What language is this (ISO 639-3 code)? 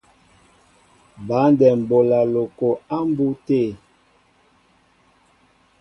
mbo